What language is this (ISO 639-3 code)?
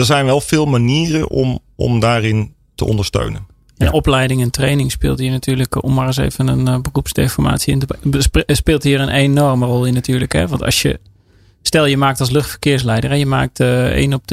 nld